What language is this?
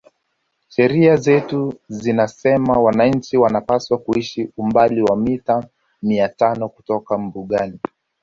Swahili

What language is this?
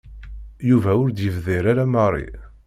Kabyle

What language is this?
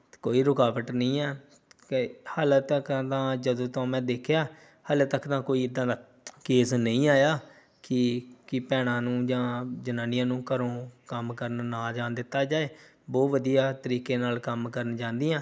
Punjabi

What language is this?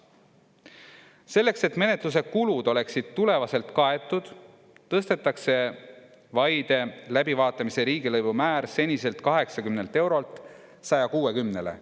Estonian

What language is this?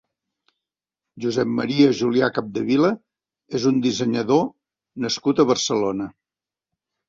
Catalan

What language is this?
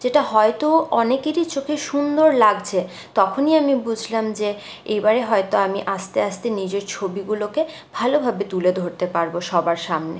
Bangla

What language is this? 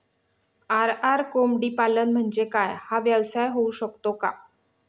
Marathi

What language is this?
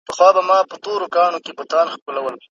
Pashto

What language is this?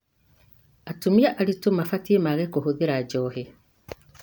Kikuyu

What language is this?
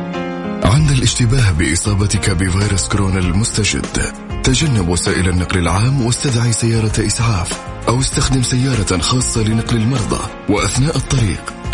Arabic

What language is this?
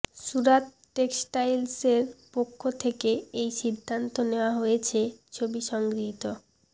Bangla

